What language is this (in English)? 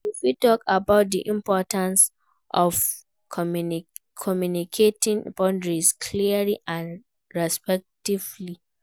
Nigerian Pidgin